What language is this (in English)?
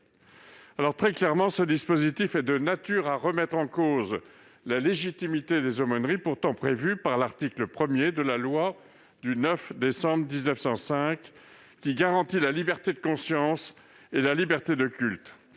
French